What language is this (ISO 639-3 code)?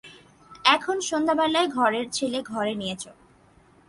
ben